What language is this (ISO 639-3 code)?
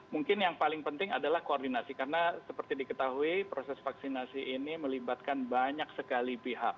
ind